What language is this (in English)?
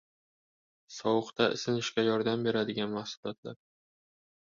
Uzbek